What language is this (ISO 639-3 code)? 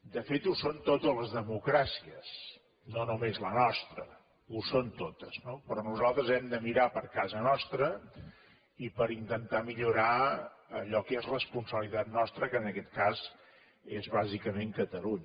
cat